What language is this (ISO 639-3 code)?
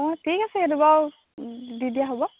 asm